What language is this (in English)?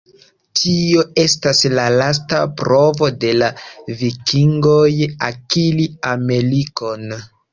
Esperanto